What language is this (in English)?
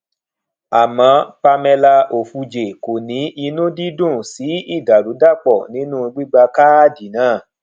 Yoruba